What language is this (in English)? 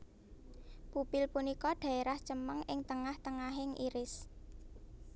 Javanese